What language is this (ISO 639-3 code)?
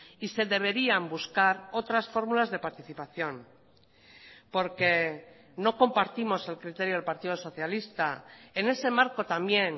spa